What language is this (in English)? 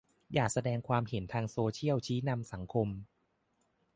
Thai